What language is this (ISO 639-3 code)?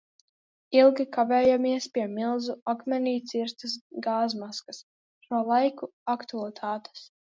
lav